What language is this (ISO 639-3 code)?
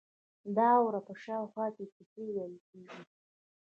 pus